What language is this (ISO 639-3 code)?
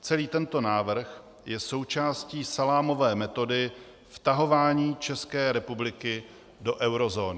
ces